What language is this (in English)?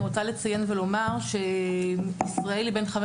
Hebrew